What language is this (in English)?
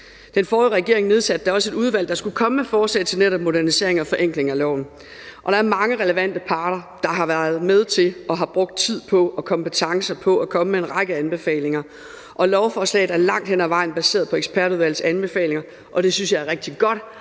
Danish